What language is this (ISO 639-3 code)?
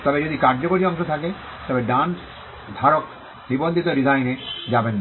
ben